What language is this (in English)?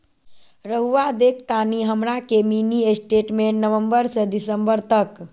Magahi